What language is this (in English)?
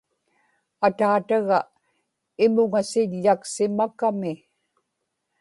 Inupiaq